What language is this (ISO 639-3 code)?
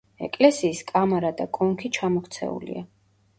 kat